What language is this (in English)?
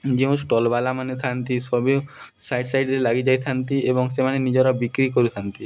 Odia